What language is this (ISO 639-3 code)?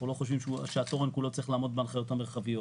heb